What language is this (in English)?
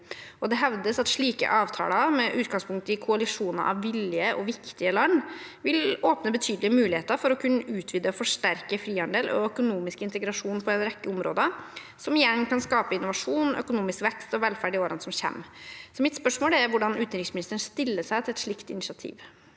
Norwegian